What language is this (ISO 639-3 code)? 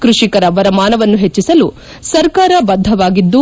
kan